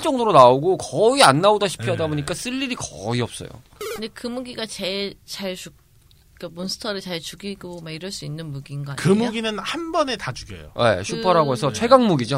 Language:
Korean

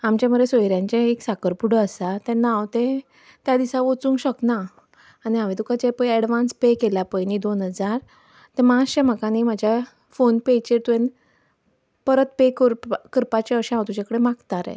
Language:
Konkani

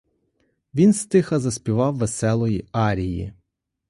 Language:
Ukrainian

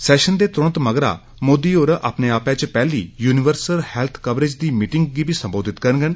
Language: Dogri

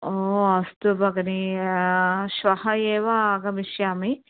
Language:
Sanskrit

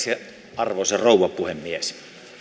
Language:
Finnish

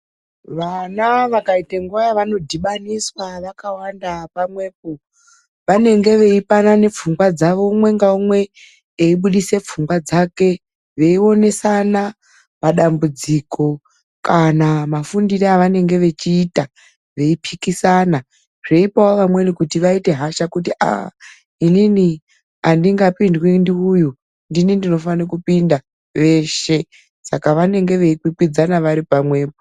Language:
Ndau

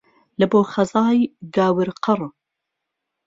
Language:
Central Kurdish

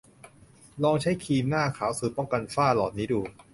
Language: Thai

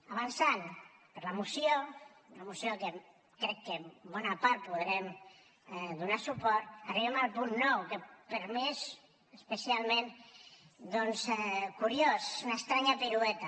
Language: Catalan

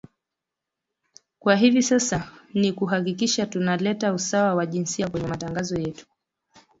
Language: Swahili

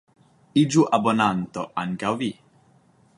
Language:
Esperanto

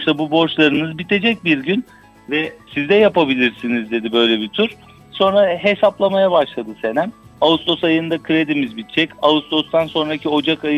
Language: Turkish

